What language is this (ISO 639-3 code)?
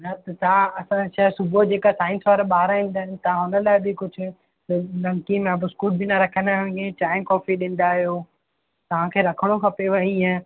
snd